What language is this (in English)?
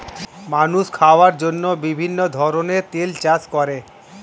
Bangla